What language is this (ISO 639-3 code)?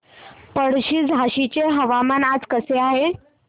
mar